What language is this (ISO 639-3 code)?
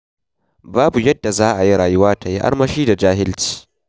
hau